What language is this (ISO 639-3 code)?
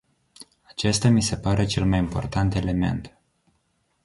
ron